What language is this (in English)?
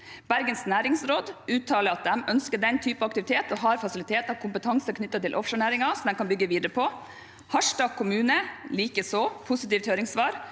Norwegian